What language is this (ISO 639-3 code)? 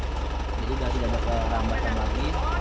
ind